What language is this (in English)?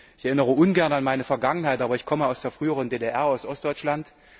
German